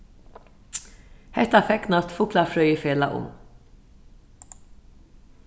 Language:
Faroese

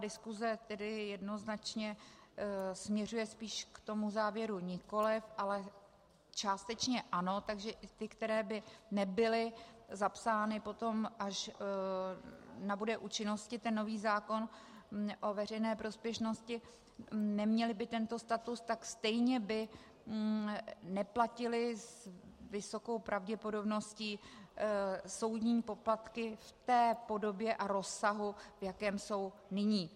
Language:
Czech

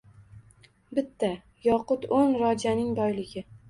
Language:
Uzbek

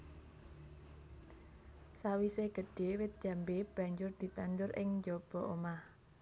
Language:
Javanese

